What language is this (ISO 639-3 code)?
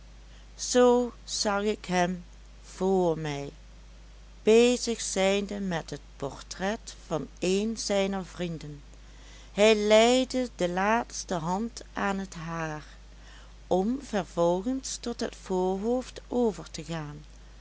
nld